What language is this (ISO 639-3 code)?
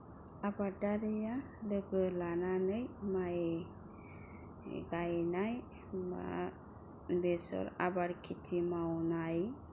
brx